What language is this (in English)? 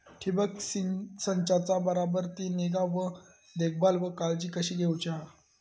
Marathi